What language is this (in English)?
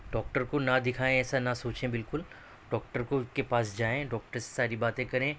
Urdu